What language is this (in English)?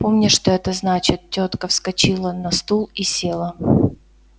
Russian